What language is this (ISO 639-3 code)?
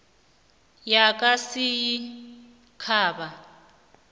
nbl